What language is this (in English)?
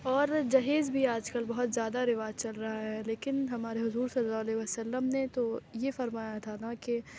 Urdu